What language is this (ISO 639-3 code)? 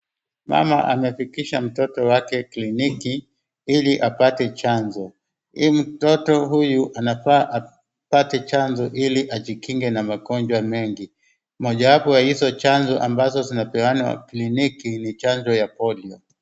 swa